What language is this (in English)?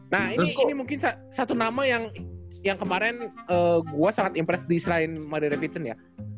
Indonesian